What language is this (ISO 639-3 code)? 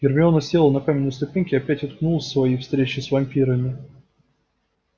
rus